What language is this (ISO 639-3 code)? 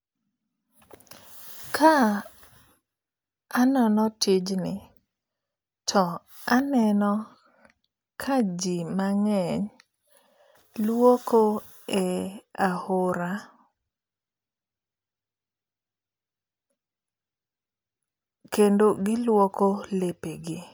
luo